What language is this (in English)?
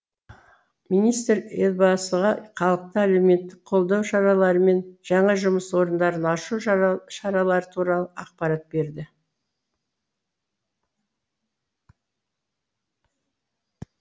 Kazakh